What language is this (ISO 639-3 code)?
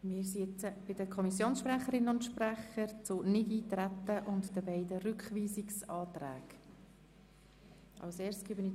gsw